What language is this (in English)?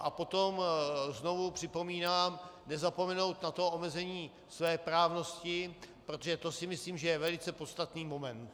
Czech